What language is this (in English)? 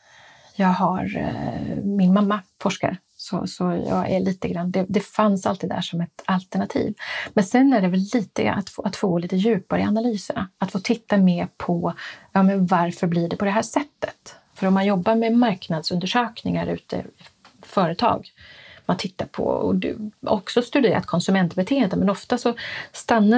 Swedish